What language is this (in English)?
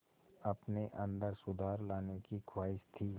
Hindi